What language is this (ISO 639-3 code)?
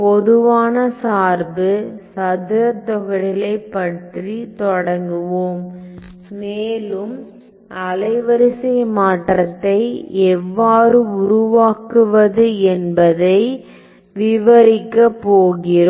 tam